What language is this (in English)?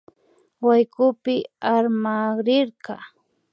Imbabura Highland Quichua